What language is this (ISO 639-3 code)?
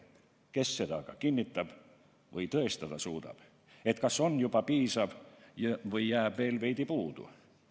est